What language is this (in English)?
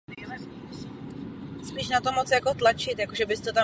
Czech